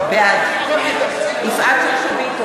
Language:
Hebrew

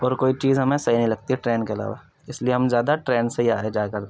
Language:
Urdu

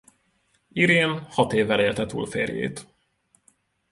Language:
Hungarian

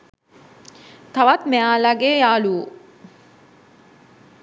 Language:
Sinhala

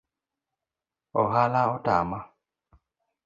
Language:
Luo (Kenya and Tanzania)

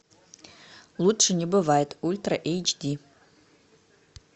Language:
Russian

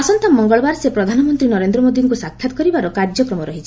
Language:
Odia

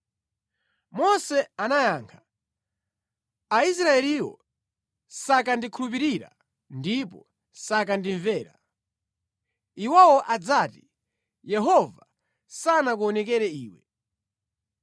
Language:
Nyanja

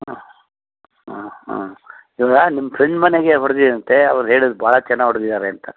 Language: Kannada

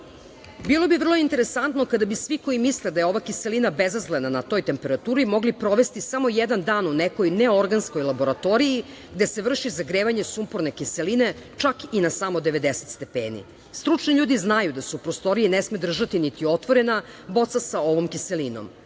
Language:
Serbian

